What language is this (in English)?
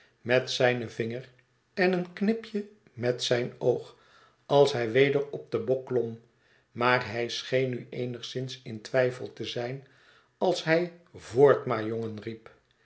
Dutch